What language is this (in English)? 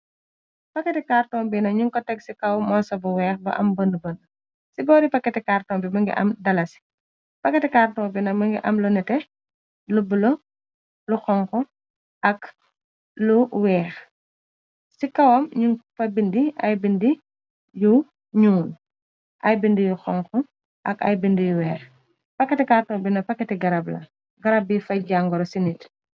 Wolof